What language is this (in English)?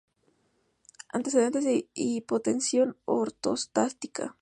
Spanish